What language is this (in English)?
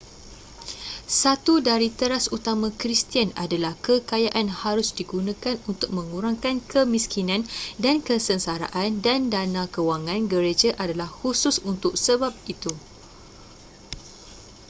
Malay